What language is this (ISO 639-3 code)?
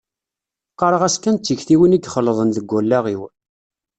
kab